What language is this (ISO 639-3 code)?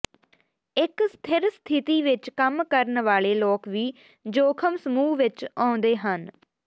pan